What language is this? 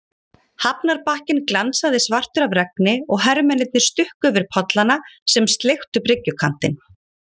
Icelandic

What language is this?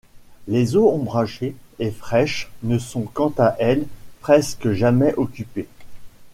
French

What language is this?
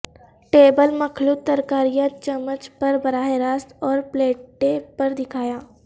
Urdu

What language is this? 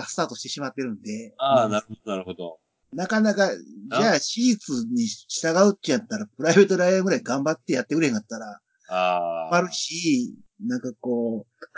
Japanese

